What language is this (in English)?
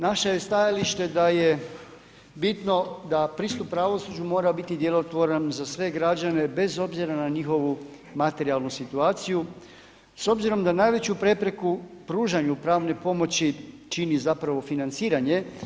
Croatian